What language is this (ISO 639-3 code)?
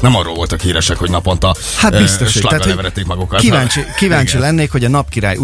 hun